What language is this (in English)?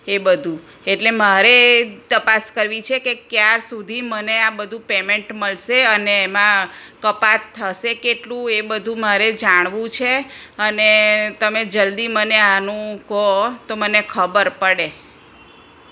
Gujarati